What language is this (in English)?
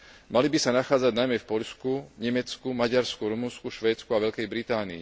Slovak